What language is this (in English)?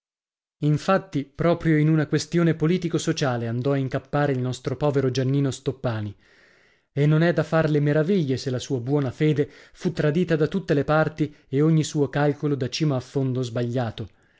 Italian